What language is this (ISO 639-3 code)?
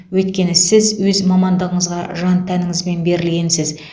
kaz